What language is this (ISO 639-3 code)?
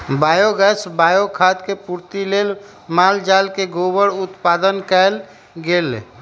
mag